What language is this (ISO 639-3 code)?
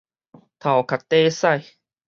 nan